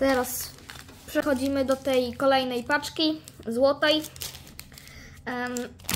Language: Polish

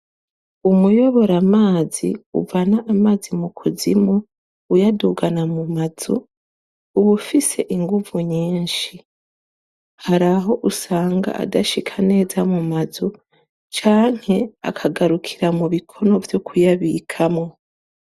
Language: Rundi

